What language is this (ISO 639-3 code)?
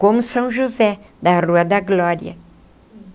por